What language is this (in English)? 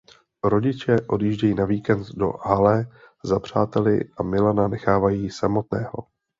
Czech